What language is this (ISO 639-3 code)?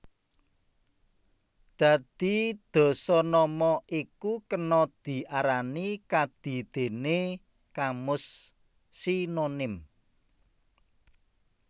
jav